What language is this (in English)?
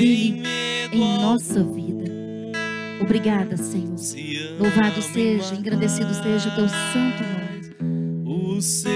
Portuguese